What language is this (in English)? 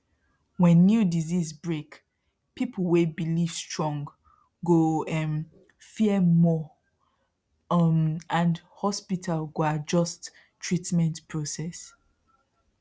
Nigerian Pidgin